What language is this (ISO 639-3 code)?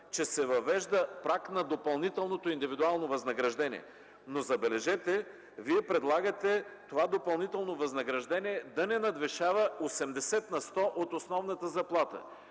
bul